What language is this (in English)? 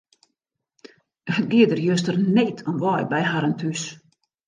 Western Frisian